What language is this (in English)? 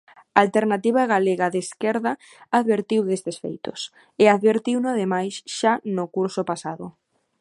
Galician